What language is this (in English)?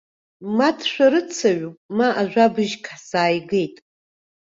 Abkhazian